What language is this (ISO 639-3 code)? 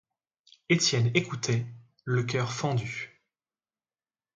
fra